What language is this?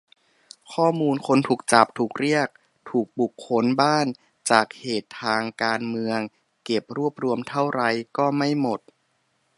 Thai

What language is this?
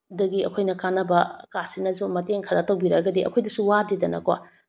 Manipuri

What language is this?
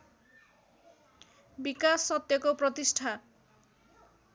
Nepali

